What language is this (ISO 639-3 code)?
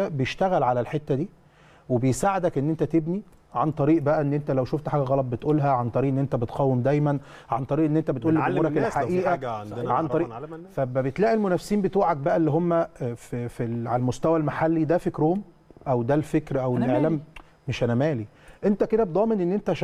ara